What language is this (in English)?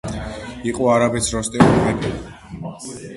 Georgian